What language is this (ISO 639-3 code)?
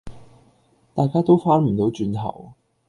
yue